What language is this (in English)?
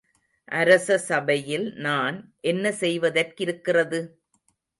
Tamil